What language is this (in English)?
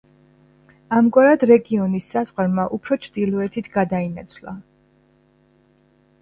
Georgian